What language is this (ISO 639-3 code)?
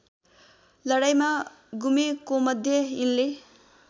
nep